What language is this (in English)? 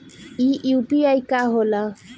Bhojpuri